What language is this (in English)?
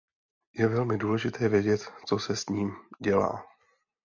Czech